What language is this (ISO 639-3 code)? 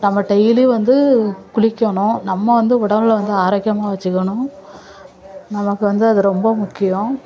tam